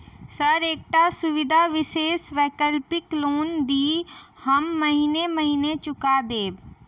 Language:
Maithili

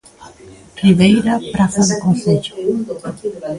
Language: Galician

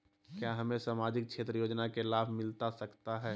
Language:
Magahi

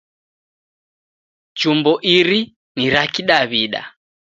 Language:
Taita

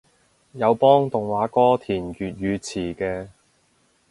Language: Cantonese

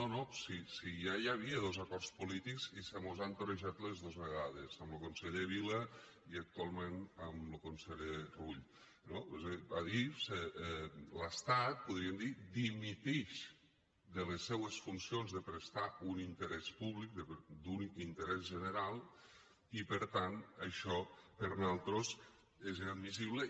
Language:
Catalan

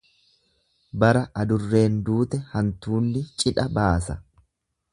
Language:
Oromo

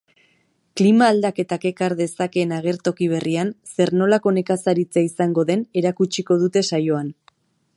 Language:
Basque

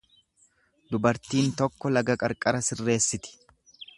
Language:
Oromo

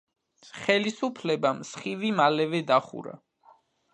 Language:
Georgian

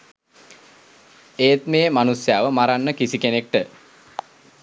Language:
Sinhala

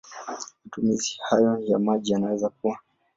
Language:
Swahili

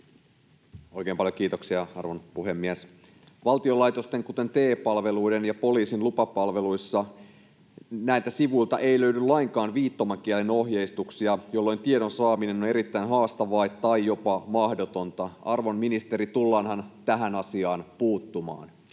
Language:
Finnish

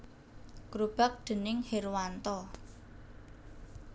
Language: Javanese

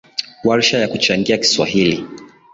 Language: Swahili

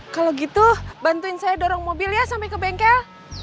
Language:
Indonesian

